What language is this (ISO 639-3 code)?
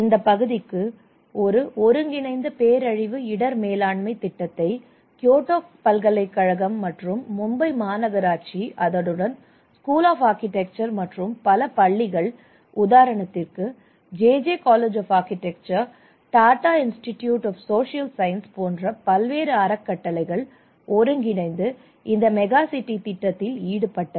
tam